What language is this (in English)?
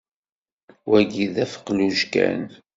Kabyle